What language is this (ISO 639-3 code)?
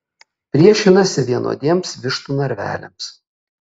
lit